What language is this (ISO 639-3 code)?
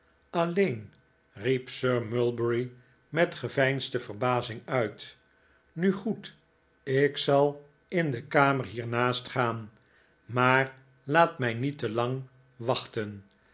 nld